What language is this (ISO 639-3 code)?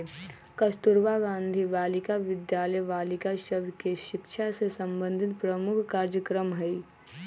mag